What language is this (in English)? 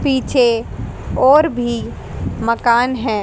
Hindi